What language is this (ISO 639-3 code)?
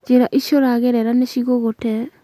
kik